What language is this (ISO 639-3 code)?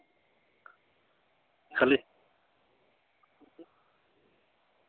sat